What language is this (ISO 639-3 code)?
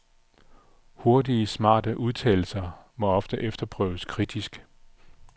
dan